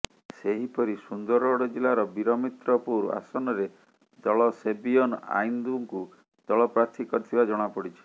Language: Odia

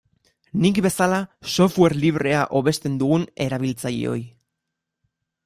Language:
Basque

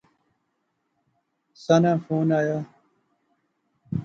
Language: Pahari-Potwari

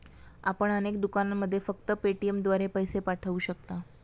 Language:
Marathi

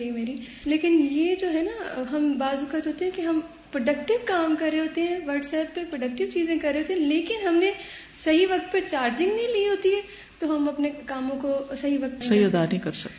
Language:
Urdu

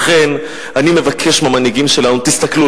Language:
Hebrew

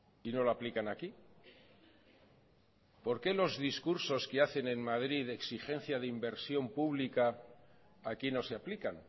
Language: Spanish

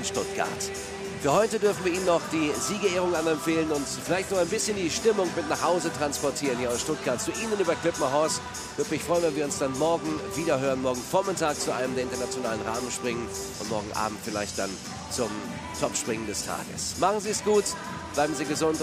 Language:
German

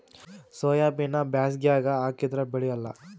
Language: Kannada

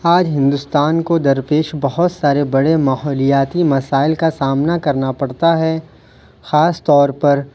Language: Urdu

